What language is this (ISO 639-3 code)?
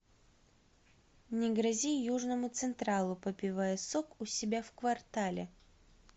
rus